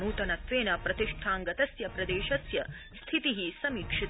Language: Sanskrit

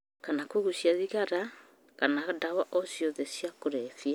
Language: Kikuyu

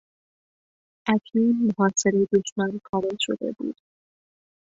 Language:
Persian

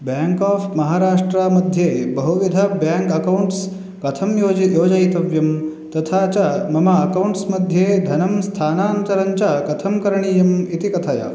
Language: Sanskrit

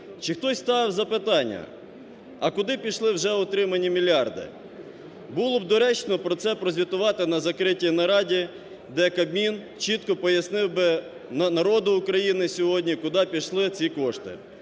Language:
Ukrainian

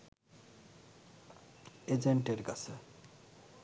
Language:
Bangla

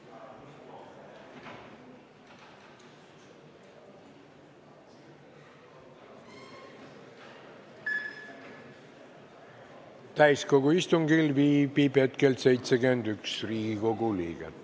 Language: Estonian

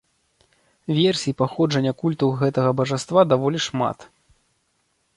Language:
Belarusian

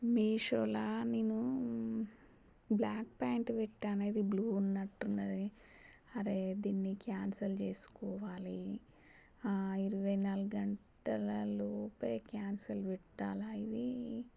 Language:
Telugu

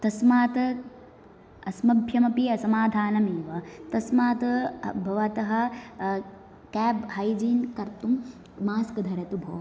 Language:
Sanskrit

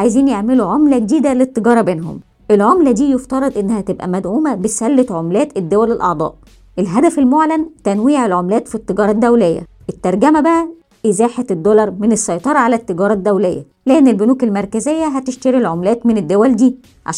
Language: Arabic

